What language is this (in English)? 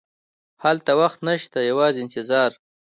Pashto